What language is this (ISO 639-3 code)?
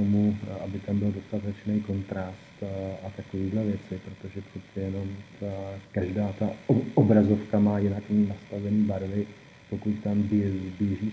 ces